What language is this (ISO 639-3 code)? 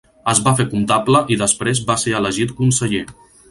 cat